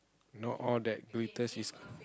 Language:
English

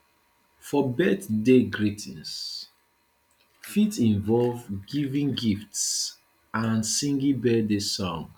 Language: Nigerian Pidgin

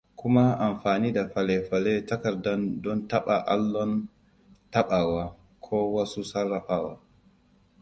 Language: Hausa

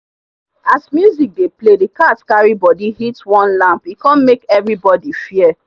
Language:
Nigerian Pidgin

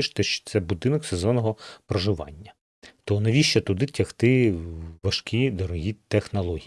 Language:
Ukrainian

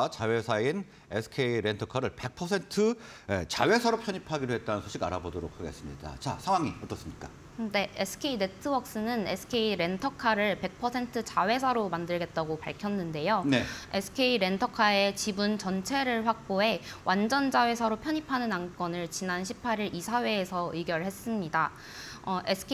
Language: Korean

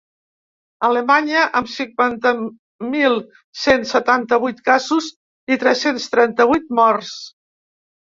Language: Catalan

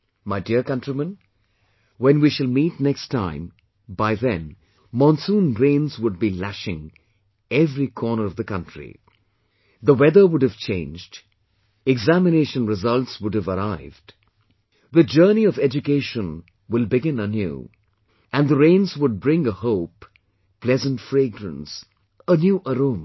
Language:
English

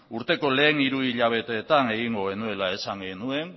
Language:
Basque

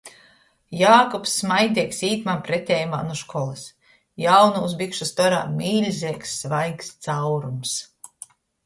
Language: Latgalian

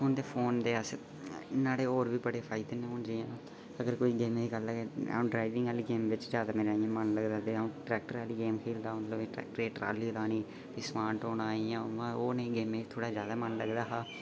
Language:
Dogri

